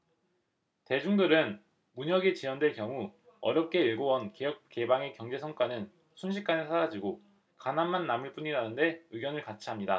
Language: Korean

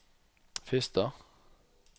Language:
Norwegian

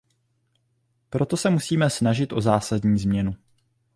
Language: Czech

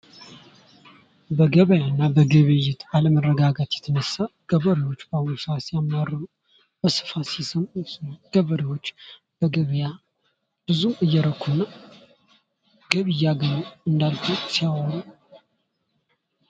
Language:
Amharic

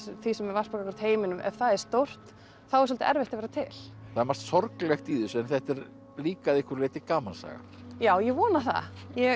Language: Icelandic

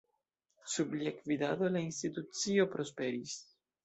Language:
Esperanto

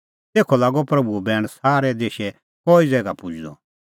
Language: Kullu Pahari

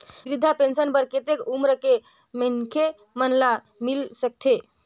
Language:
Chhattisgarhi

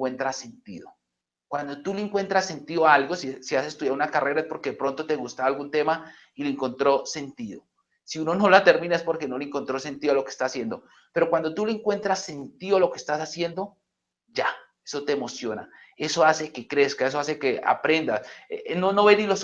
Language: Spanish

